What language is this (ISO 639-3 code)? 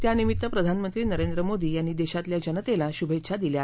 mar